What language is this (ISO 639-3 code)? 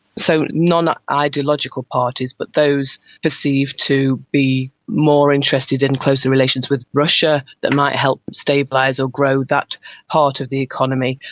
eng